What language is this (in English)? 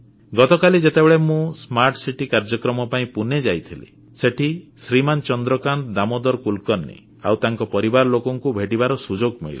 Odia